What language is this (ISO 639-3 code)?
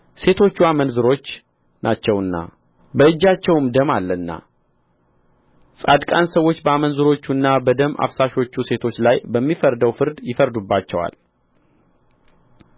amh